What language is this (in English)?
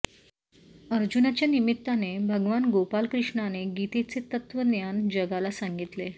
Marathi